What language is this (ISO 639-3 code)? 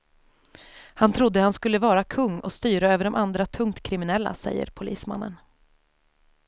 swe